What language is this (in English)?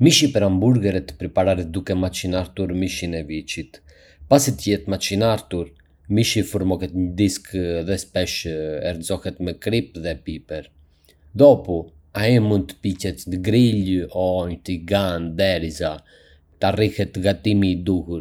Arbëreshë Albanian